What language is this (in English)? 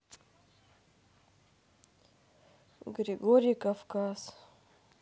Russian